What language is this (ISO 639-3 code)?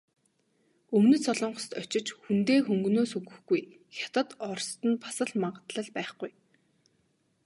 mon